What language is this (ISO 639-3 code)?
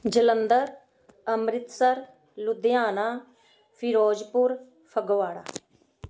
pan